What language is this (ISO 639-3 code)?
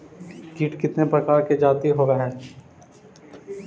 mag